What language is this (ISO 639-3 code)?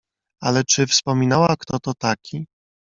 pol